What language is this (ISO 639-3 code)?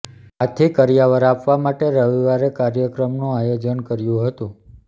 guj